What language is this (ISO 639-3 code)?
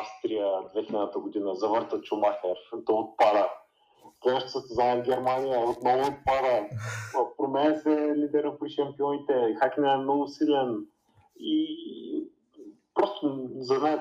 bul